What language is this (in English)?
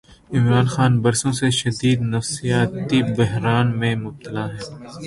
Urdu